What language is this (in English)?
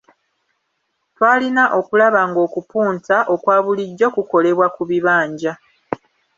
Ganda